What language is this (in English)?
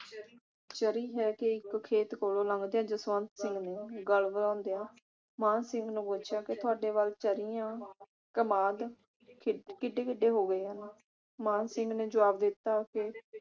Punjabi